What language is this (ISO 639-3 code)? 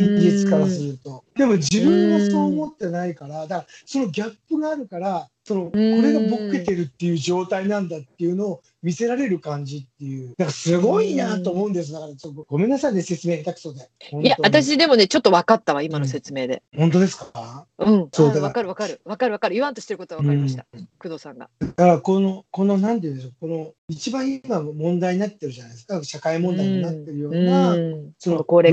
jpn